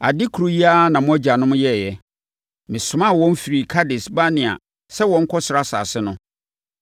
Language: Akan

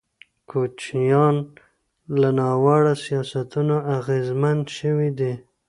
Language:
Pashto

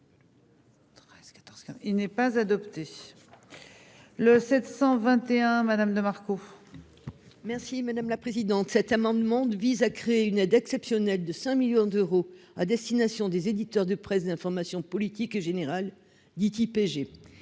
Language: French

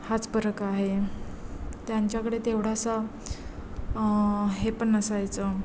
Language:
Marathi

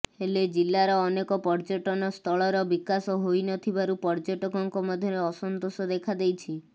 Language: Odia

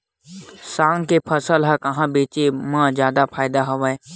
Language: Chhattisgarhi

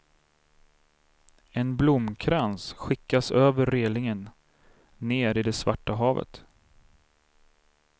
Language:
Swedish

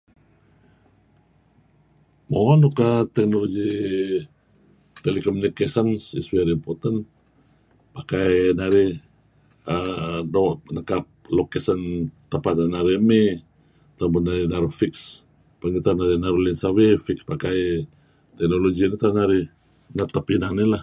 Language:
Kelabit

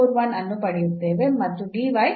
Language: Kannada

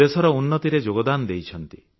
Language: Odia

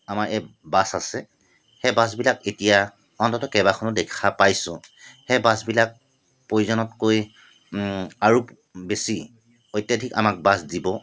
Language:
Assamese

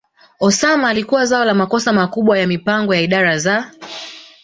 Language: Swahili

